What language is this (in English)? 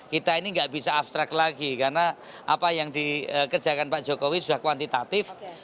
Indonesian